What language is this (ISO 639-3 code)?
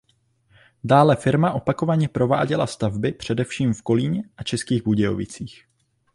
ces